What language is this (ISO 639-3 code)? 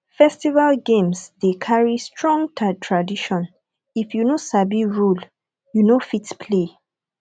pcm